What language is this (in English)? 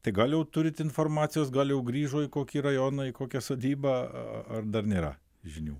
Lithuanian